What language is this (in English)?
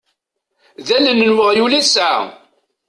Kabyle